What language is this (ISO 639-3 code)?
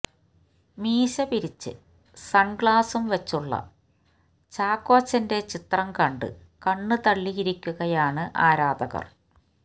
mal